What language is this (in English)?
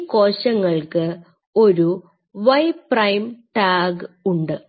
Malayalam